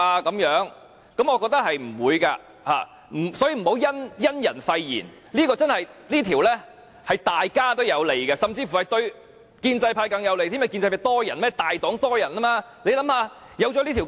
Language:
Cantonese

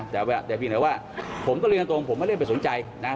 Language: Thai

